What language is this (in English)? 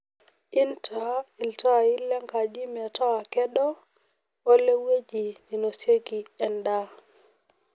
Masai